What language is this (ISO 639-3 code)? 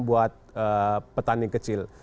ind